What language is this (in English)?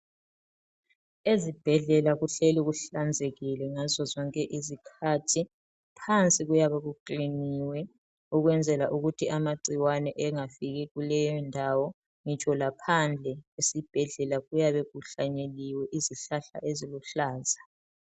North Ndebele